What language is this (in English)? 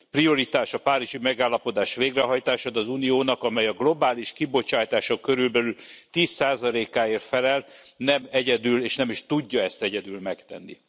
Hungarian